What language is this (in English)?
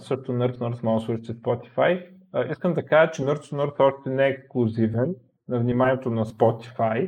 Bulgarian